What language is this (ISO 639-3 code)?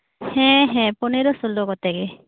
sat